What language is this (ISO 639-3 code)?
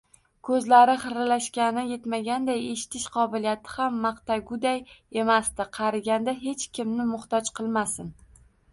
uzb